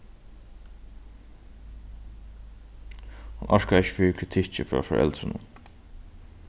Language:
Faroese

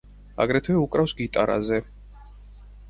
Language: Georgian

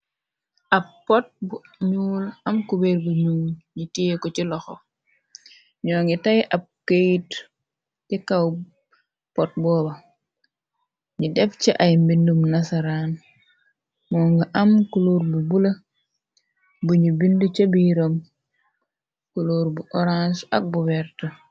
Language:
Wolof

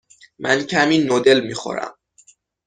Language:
Persian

